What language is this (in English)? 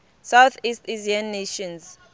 Tsonga